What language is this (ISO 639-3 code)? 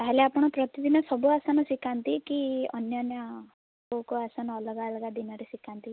ori